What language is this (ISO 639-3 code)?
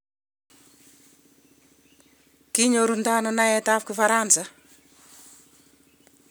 kln